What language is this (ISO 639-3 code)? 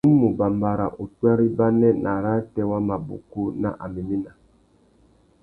bag